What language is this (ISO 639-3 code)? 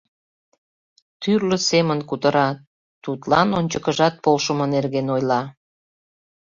chm